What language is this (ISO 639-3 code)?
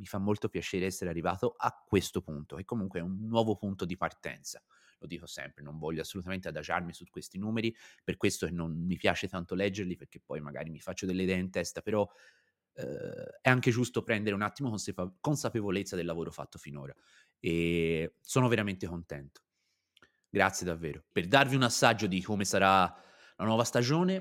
ita